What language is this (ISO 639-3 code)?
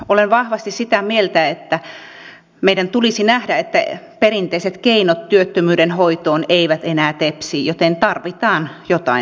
fin